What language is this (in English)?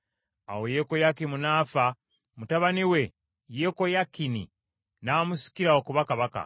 Ganda